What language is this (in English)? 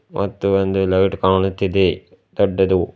Kannada